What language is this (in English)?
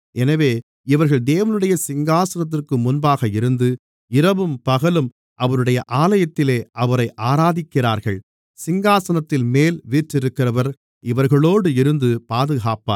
Tamil